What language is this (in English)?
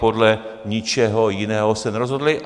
Czech